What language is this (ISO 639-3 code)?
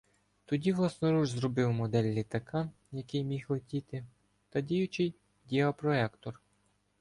ukr